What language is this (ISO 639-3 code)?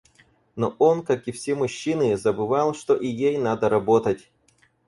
rus